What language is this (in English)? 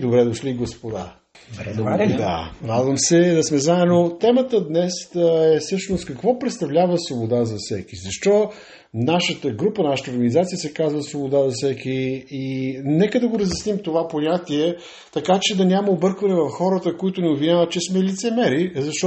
Bulgarian